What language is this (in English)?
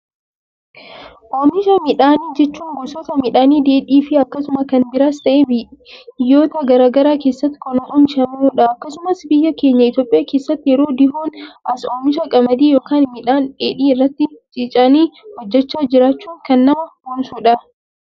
Oromo